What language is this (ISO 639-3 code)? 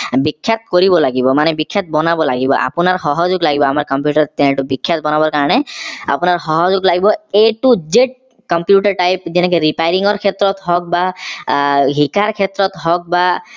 asm